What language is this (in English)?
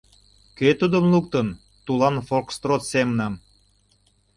Mari